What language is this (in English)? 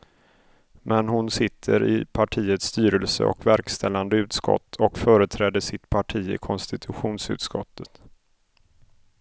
Swedish